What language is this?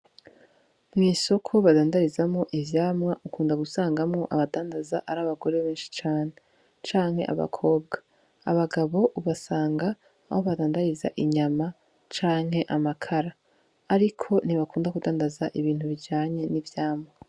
Rundi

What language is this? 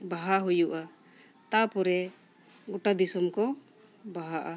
Santali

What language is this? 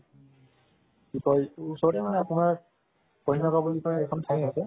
Assamese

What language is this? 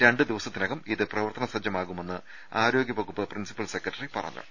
Malayalam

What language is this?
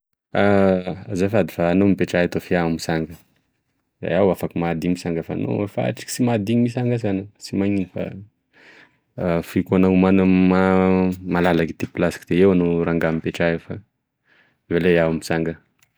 Tesaka Malagasy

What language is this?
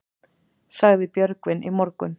Icelandic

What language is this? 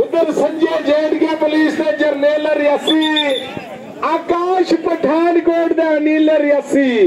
Punjabi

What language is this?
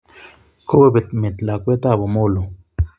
Kalenjin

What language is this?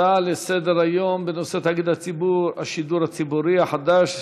Hebrew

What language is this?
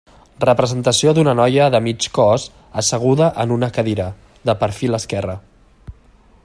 Catalan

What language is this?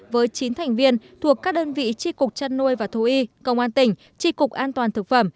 Vietnamese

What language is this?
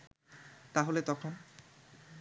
Bangla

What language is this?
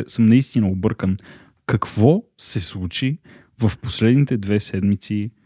Bulgarian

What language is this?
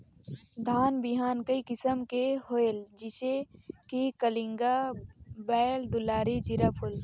Chhattisgarhi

